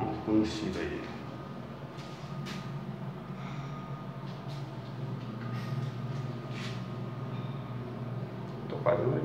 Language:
Portuguese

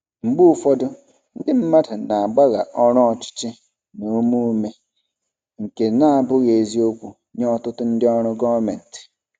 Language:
Igbo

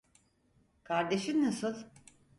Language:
Turkish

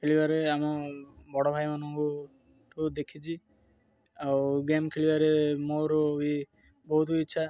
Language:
Odia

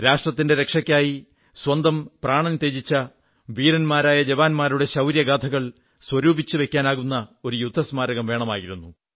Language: Malayalam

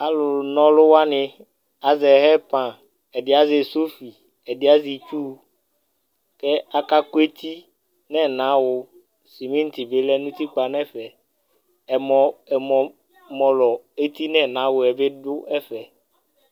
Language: Ikposo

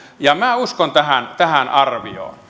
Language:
Finnish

